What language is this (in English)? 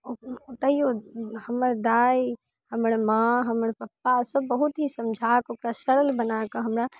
Maithili